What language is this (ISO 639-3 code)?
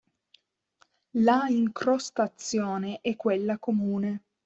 ita